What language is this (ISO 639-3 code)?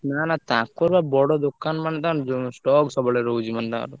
ori